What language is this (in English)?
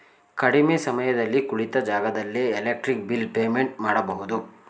Kannada